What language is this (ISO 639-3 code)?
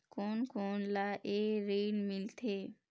hne